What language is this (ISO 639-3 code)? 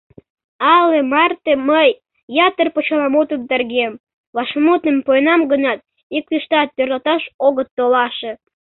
chm